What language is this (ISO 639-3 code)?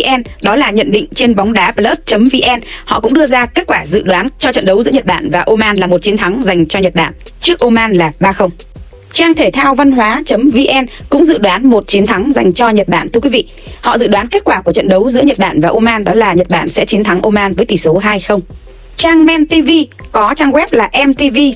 vie